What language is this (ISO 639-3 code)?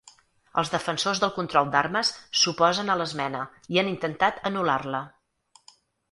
cat